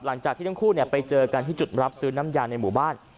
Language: Thai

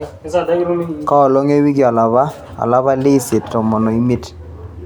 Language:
Masai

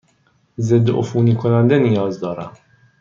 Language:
Persian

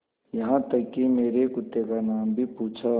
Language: Hindi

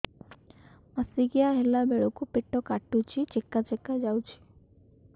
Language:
Odia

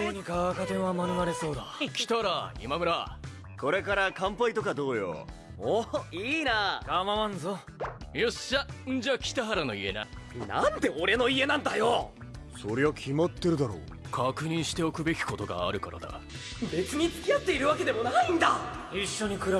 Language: Japanese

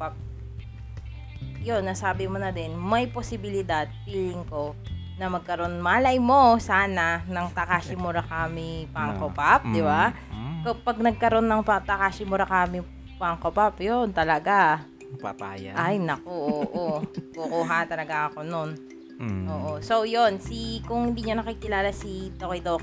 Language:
Filipino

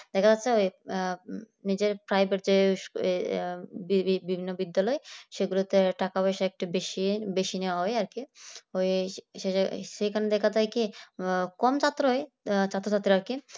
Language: Bangla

